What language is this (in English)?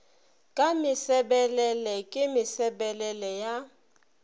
Northern Sotho